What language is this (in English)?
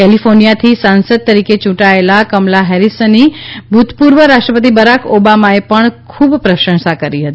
Gujarati